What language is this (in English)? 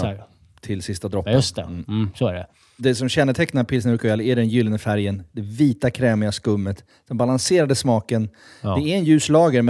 Swedish